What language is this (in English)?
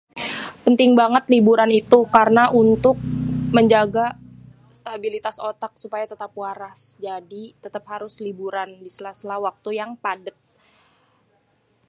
Betawi